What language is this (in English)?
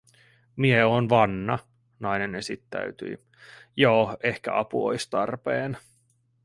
Finnish